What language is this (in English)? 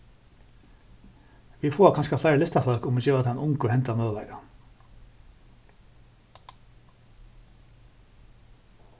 Faroese